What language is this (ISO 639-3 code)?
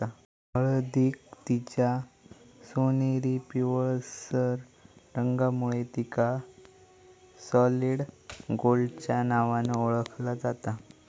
mar